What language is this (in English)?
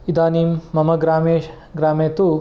Sanskrit